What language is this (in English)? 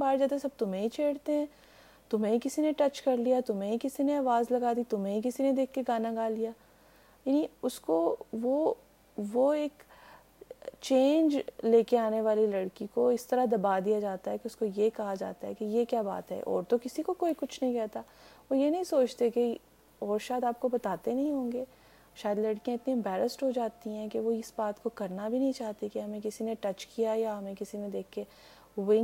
Urdu